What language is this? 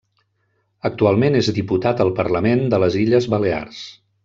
Catalan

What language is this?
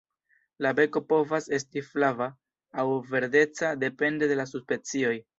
Esperanto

